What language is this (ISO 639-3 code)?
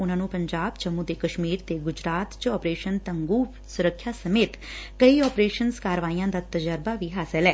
pan